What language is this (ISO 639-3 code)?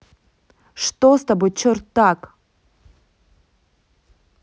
rus